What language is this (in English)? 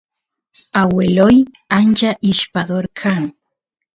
Santiago del Estero Quichua